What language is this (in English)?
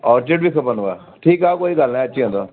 Sindhi